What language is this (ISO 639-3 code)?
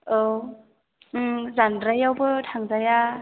brx